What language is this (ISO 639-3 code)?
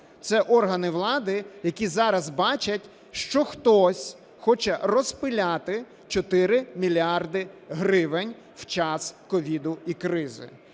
ukr